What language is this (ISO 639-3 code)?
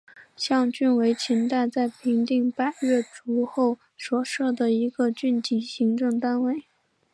zho